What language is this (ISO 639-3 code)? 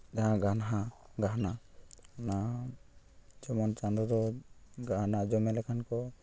sat